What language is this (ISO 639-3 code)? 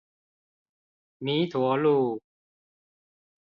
zho